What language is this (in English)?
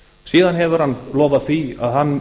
Icelandic